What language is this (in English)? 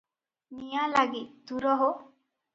Odia